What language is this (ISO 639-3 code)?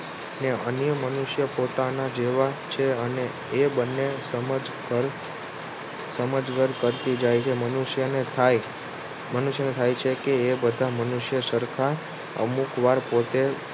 guj